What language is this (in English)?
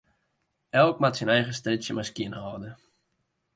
Western Frisian